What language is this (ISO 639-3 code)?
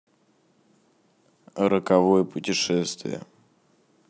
rus